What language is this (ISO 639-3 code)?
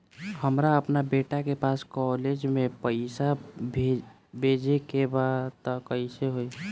bho